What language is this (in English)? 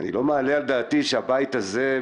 Hebrew